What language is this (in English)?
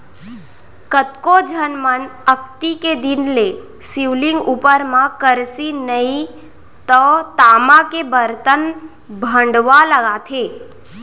Chhattisgarhi